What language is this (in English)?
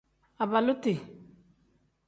Tem